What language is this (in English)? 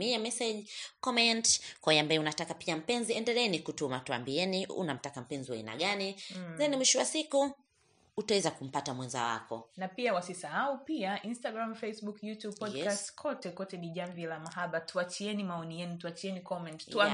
Swahili